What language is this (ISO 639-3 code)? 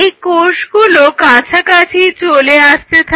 ben